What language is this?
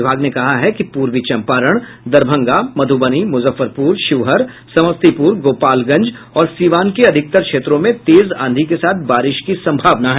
Hindi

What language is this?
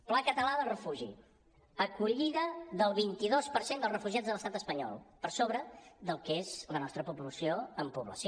Catalan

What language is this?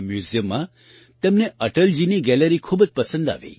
Gujarati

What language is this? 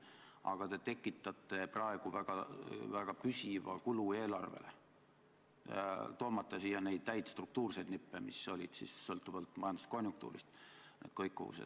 Estonian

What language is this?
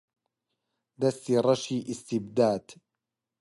Central Kurdish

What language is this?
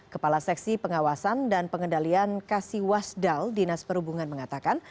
Indonesian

